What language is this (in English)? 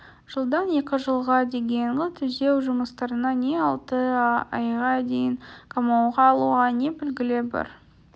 Kazakh